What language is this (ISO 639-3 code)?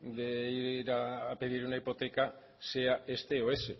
spa